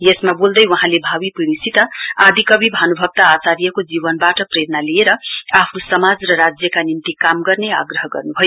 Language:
Nepali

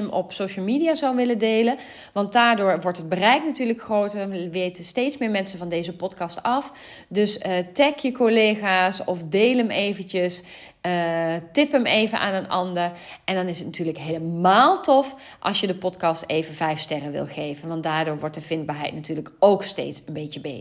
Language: Dutch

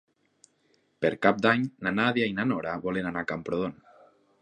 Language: Catalan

